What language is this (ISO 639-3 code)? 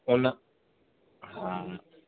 snd